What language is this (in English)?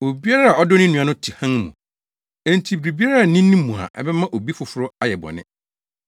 Akan